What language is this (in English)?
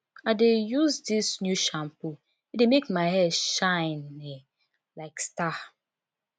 Nigerian Pidgin